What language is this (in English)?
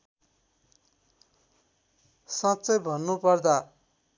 Nepali